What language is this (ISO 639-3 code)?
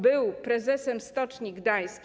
pol